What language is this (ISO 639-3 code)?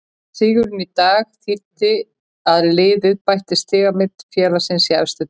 isl